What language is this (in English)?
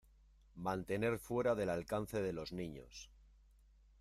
Spanish